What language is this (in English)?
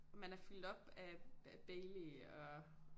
Danish